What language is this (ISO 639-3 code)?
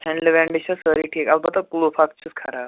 kas